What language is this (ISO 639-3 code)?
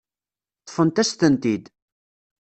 kab